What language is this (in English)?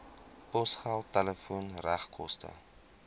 Afrikaans